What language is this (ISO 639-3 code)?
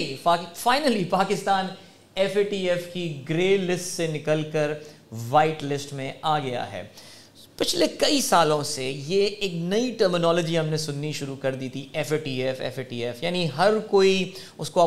urd